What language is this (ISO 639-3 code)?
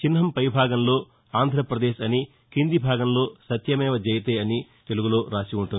tel